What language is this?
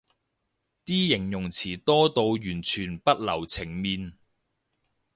Cantonese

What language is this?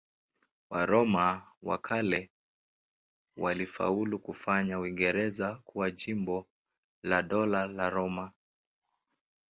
Swahili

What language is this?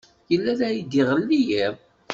Kabyle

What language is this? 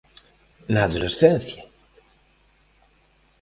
Galician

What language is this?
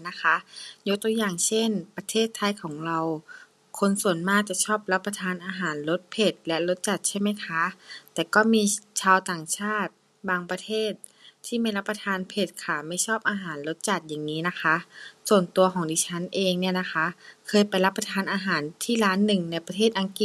Thai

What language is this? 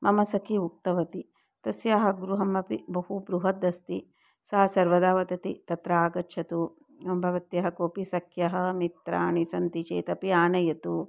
Sanskrit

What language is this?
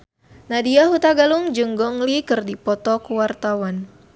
Sundanese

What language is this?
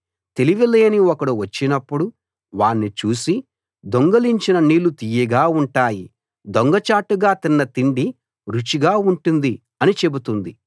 Telugu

